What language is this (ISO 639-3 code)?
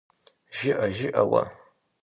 kbd